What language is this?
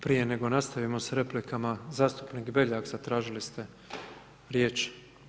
Croatian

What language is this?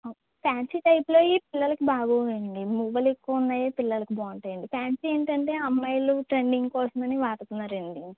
Telugu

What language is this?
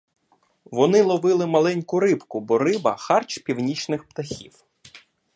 Ukrainian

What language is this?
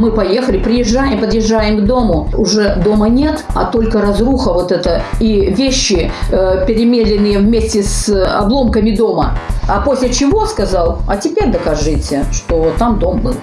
Russian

